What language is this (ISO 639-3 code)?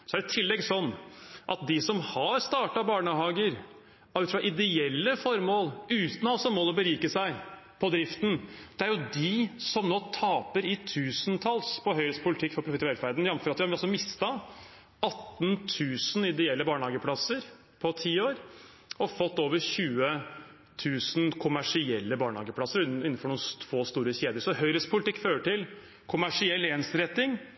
nob